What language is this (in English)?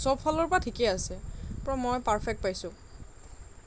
Assamese